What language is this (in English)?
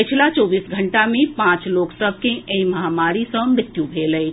Maithili